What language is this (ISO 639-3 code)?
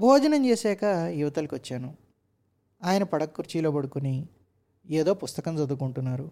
tel